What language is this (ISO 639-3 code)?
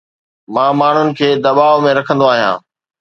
snd